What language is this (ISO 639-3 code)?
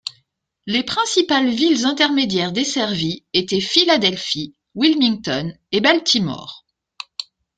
fra